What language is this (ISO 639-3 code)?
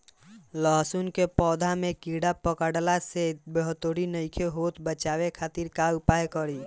bho